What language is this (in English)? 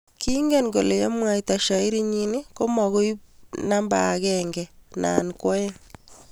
Kalenjin